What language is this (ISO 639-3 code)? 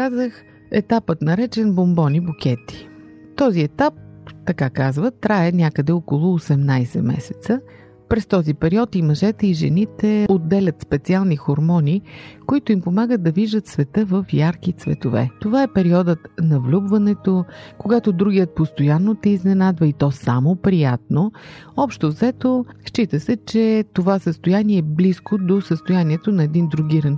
bul